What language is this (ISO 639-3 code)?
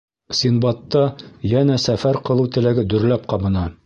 bak